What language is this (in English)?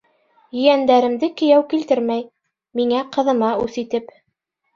Bashkir